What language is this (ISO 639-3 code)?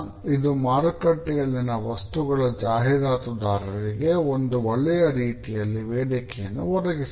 kan